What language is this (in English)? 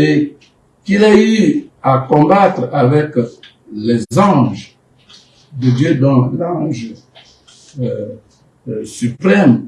French